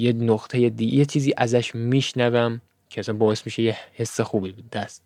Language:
Persian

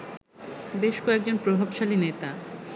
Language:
Bangla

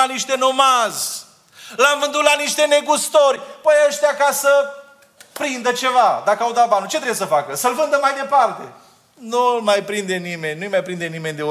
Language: Romanian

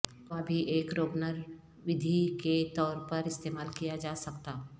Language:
Urdu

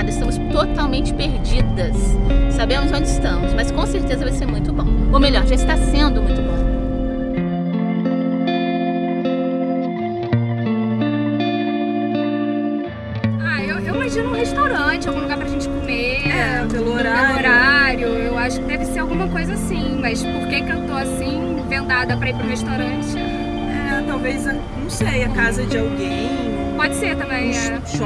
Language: Portuguese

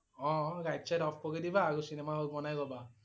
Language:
Assamese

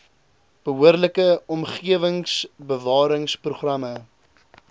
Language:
Afrikaans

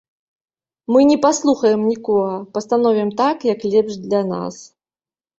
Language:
Belarusian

